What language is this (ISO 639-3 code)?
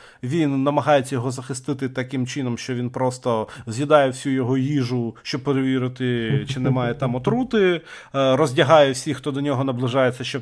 ukr